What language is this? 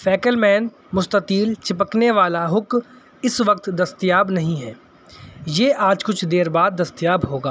Urdu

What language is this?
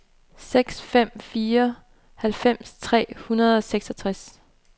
Danish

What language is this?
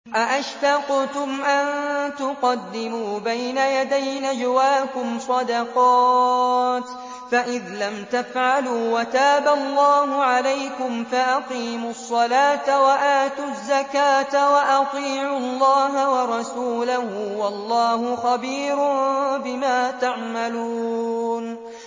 Arabic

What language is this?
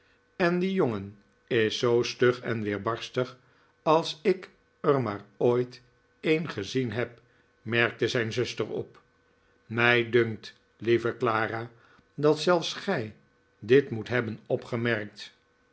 Dutch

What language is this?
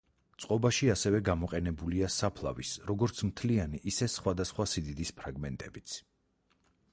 Georgian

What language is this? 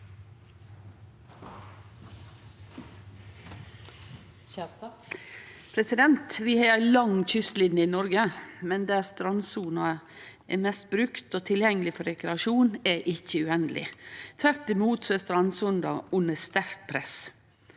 Norwegian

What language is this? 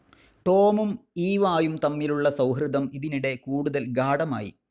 Malayalam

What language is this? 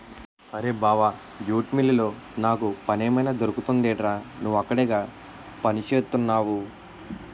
Telugu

